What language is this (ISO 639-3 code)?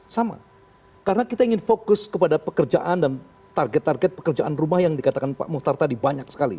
ind